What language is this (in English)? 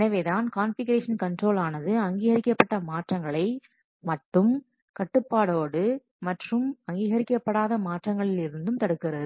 Tamil